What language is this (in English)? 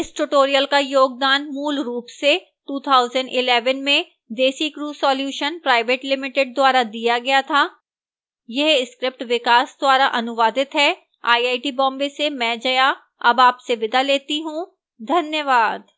Hindi